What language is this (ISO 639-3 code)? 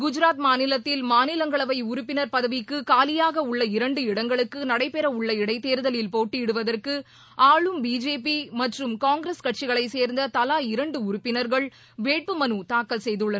tam